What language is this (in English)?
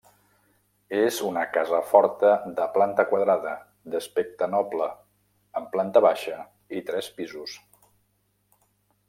Catalan